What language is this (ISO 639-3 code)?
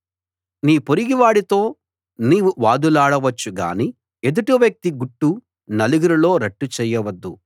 tel